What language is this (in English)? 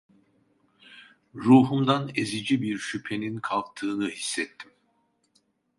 Turkish